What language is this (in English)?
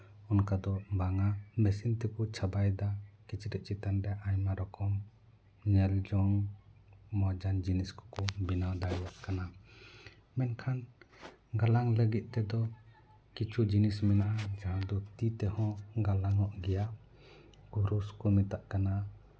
Santali